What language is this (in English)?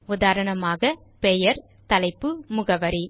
Tamil